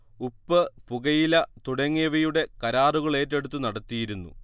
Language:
Malayalam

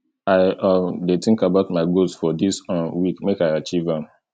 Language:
Nigerian Pidgin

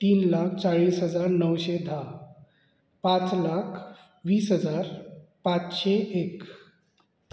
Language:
Konkani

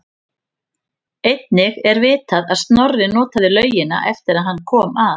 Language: Icelandic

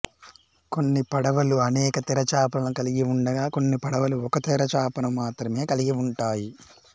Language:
Telugu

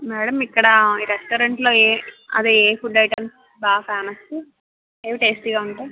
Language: Telugu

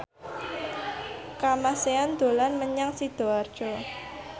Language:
Javanese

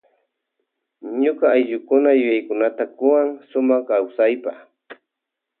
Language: Loja Highland Quichua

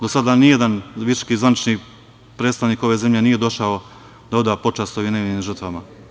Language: Serbian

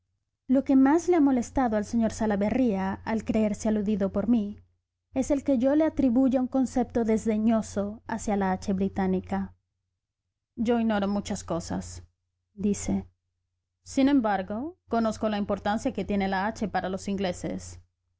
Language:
Spanish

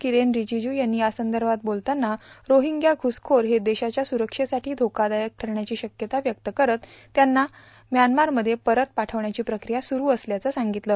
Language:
Marathi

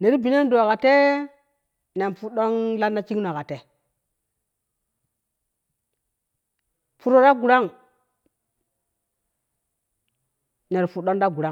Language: Kushi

